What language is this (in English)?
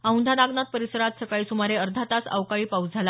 Marathi